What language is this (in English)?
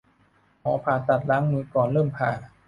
Thai